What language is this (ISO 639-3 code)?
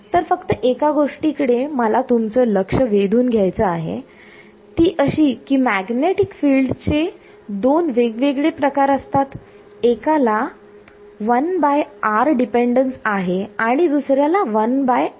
mar